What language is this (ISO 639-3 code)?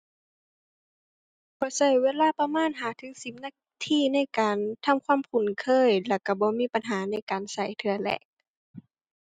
tha